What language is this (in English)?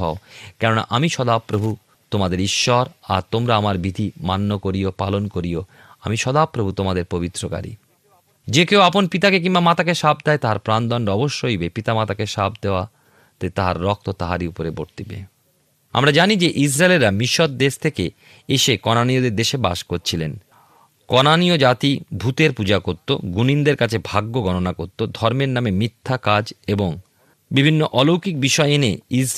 Bangla